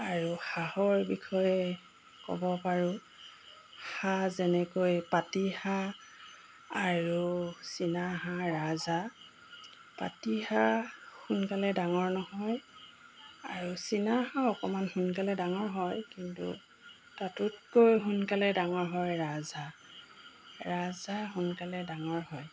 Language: Assamese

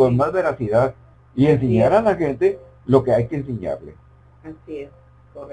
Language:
Spanish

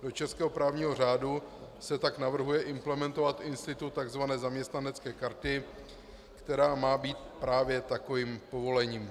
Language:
Czech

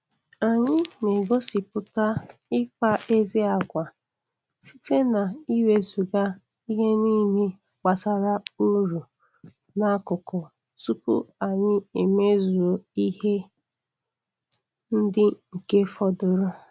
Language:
Igbo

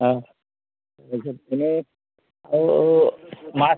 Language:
Assamese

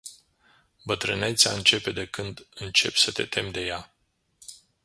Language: Romanian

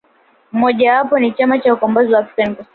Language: Swahili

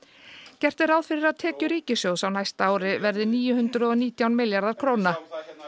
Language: Icelandic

